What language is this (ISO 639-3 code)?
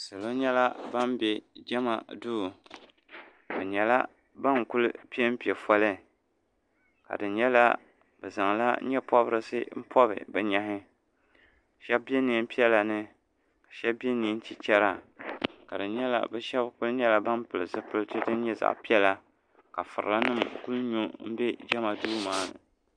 dag